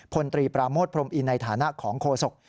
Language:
Thai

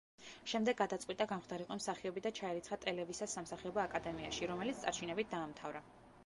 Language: Georgian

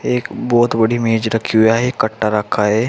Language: Hindi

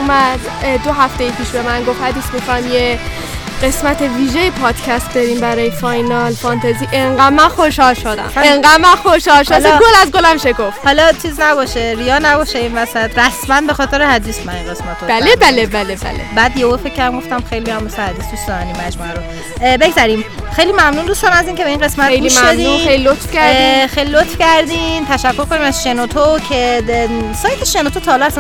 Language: Persian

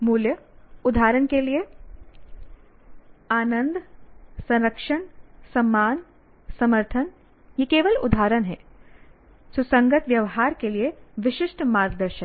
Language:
Hindi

